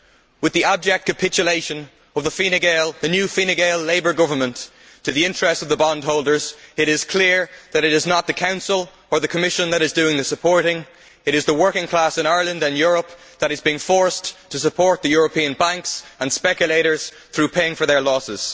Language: English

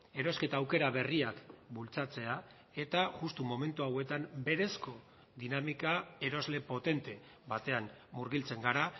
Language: Basque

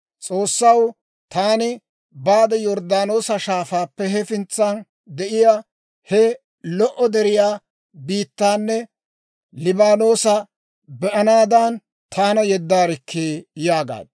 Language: Dawro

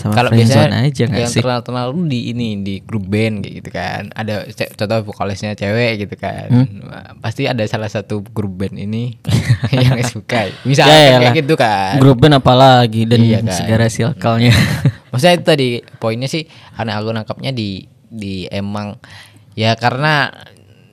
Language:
Indonesian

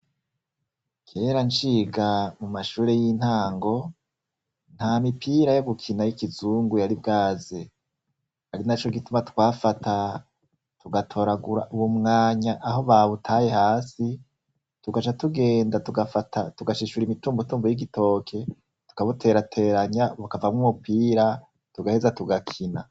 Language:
Rundi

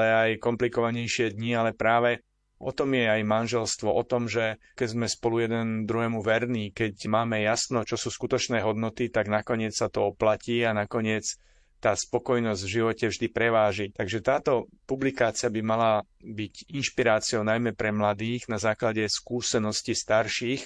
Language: Slovak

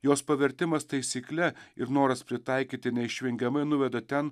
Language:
Lithuanian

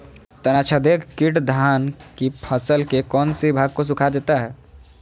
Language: Magahi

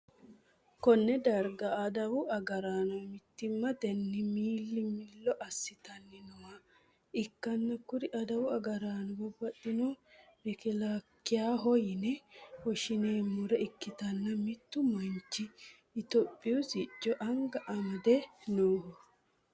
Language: Sidamo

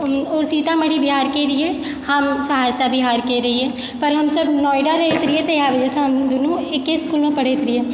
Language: Maithili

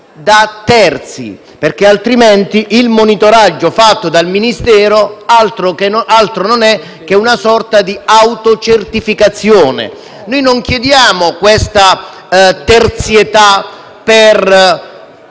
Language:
Italian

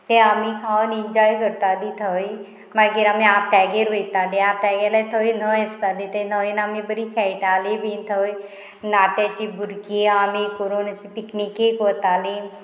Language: Konkani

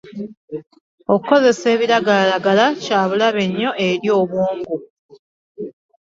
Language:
Ganda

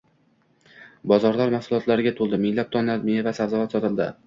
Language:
Uzbek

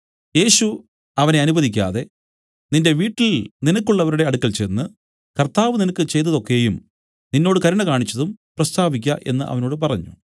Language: Malayalam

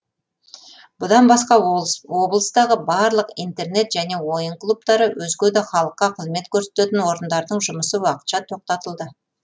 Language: Kazakh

